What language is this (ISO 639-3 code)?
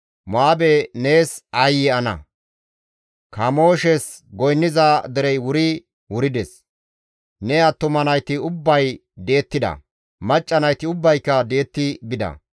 gmv